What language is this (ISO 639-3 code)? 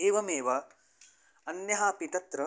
san